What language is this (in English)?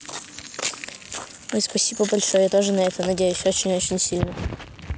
Russian